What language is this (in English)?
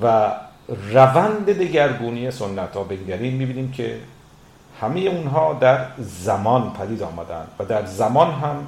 Persian